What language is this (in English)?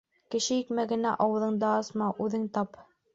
Bashkir